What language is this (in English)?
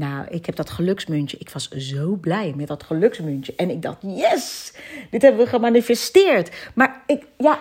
Dutch